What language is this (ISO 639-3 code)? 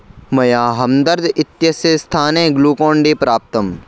san